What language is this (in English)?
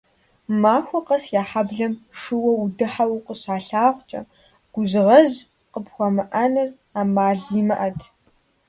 Kabardian